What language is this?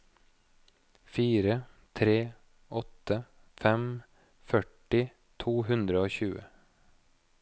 Norwegian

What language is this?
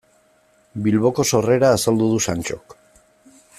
Basque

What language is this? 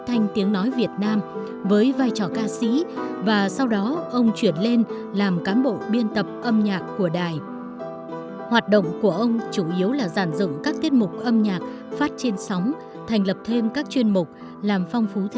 Vietnamese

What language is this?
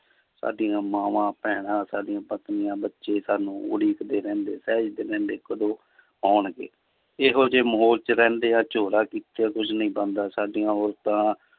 Punjabi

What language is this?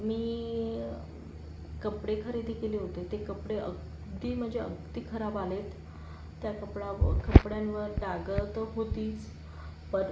Marathi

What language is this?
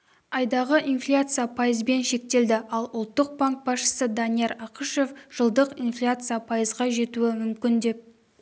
Kazakh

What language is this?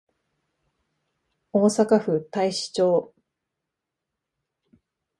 Japanese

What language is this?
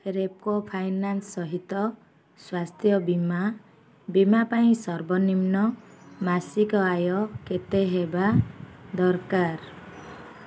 Odia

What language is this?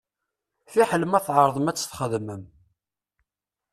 Kabyle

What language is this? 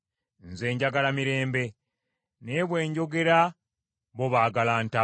Ganda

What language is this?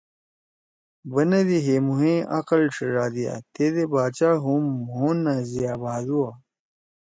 Torwali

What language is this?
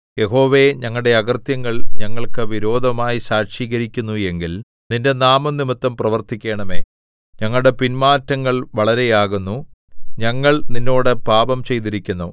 Malayalam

